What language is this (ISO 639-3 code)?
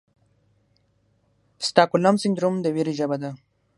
pus